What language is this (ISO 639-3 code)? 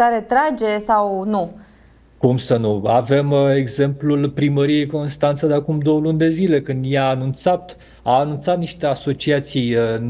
ron